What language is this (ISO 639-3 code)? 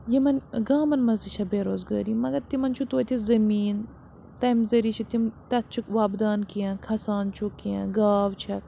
kas